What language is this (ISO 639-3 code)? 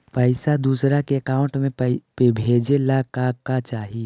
mag